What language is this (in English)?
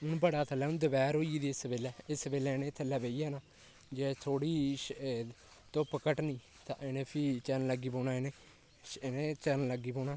Dogri